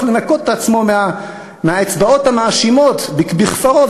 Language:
Hebrew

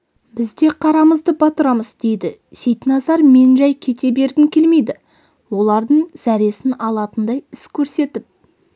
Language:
Kazakh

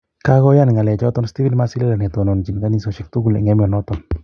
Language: Kalenjin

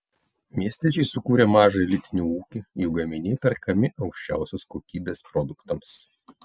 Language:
Lithuanian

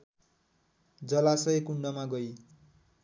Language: Nepali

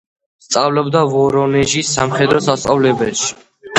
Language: Georgian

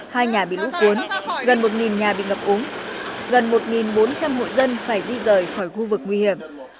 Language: Vietnamese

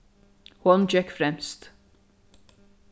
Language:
Faroese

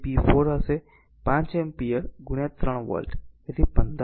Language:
Gujarati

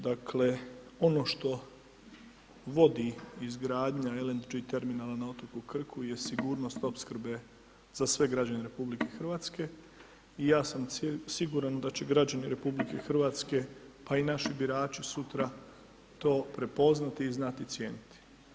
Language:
Croatian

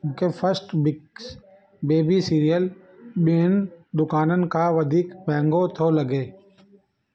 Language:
Sindhi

